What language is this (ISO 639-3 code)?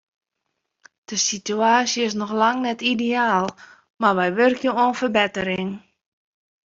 fry